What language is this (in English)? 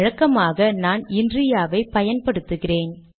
Tamil